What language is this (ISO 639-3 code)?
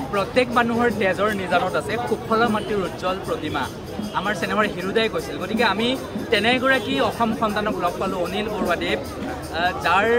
tha